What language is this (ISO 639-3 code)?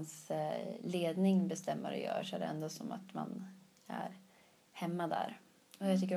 swe